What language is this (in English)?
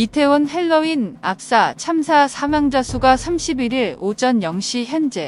Korean